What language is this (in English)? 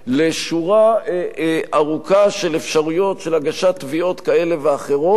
Hebrew